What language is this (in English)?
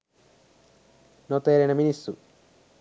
Sinhala